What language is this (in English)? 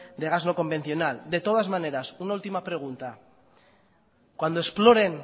Spanish